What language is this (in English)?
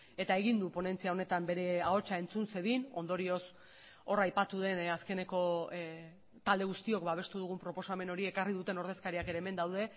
Basque